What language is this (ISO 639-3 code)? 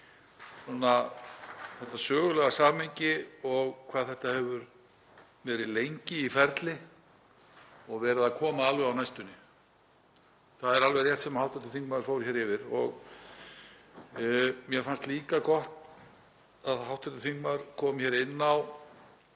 isl